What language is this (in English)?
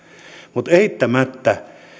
Finnish